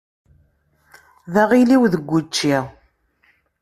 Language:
Kabyle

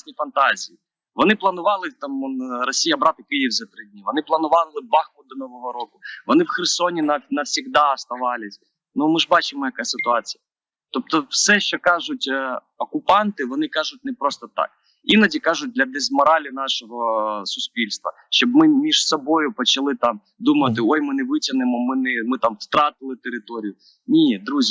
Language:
Ukrainian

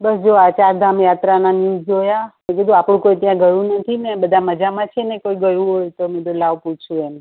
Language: Gujarati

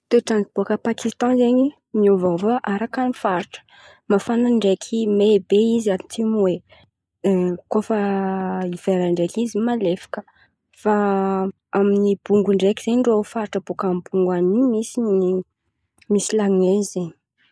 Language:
Antankarana Malagasy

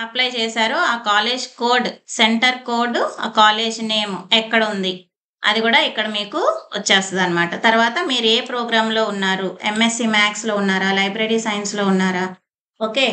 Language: Telugu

